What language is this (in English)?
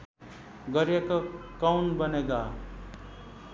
Nepali